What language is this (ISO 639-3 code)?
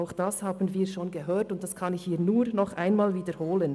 gsw